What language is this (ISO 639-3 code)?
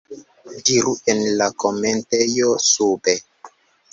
epo